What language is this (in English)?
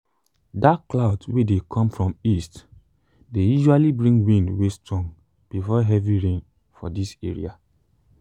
Nigerian Pidgin